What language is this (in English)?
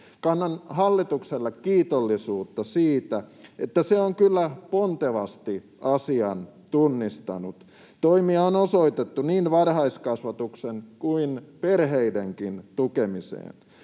Finnish